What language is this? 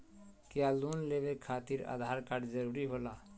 Magahi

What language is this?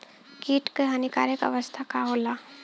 Bhojpuri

